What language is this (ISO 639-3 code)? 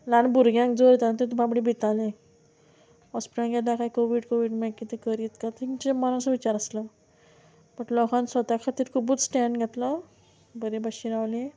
kok